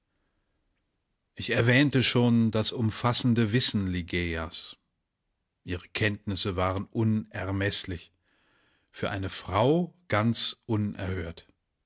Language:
German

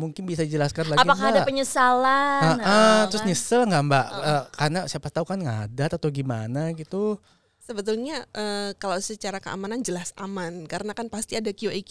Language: Indonesian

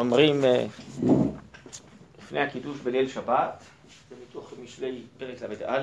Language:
Hebrew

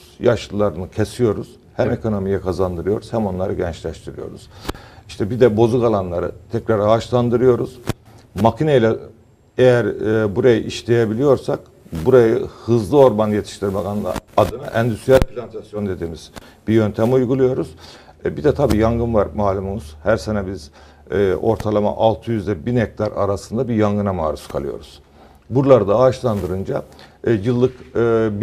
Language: Turkish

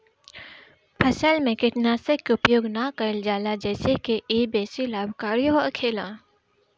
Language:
Bhojpuri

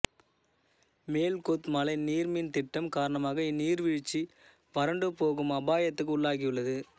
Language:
Tamil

